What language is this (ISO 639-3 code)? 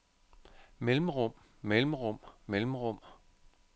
dan